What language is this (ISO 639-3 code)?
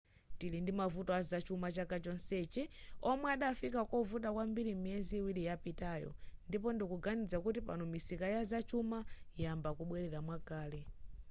nya